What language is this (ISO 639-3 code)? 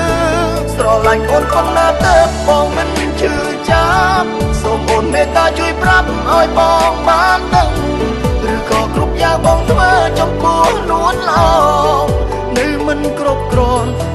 tha